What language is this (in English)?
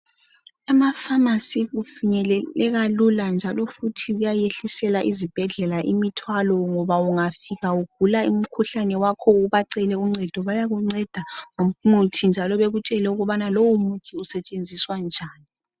North Ndebele